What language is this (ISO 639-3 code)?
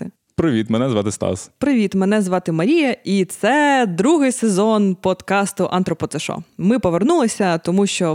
ukr